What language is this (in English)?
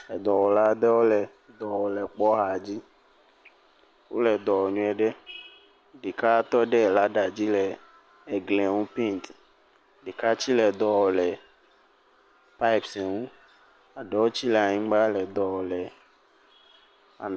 Ewe